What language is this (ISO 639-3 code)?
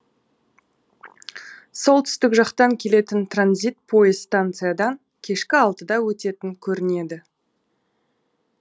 kaz